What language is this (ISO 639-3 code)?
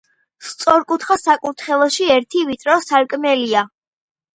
kat